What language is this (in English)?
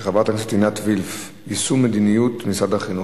Hebrew